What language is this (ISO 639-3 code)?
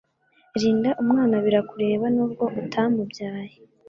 kin